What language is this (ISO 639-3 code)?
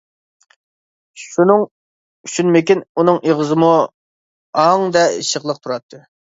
uig